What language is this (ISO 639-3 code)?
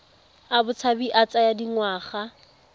tsn